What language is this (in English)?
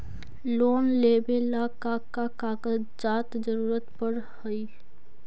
Magahi